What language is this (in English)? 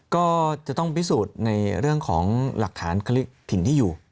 Thai